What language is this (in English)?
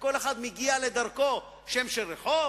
Hebrew